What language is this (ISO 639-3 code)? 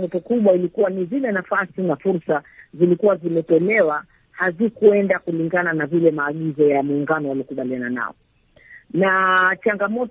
swa